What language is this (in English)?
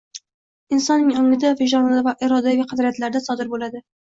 Uzbek